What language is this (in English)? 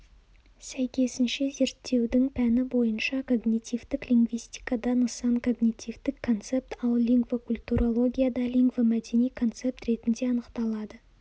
Kazakh